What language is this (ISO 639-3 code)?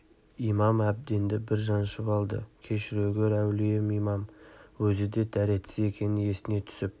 kaz